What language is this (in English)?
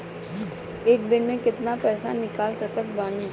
Bhojpuri